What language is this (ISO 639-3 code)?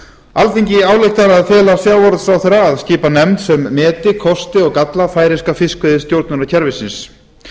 isl